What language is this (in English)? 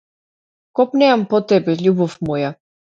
Macedonian